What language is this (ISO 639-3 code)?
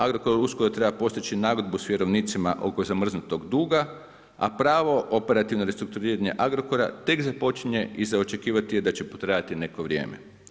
hrv